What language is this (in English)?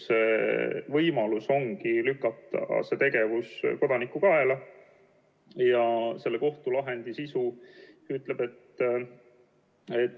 Estonian